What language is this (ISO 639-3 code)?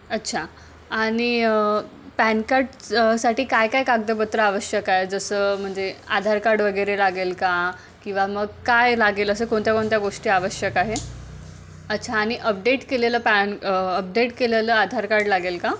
mar